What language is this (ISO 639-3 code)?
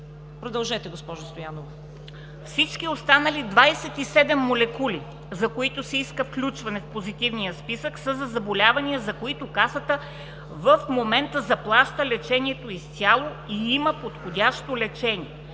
bul